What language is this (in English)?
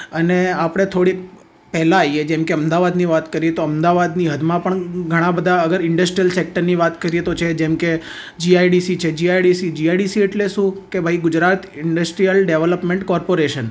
Gujarati